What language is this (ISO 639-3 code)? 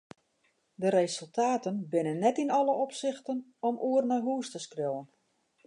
fry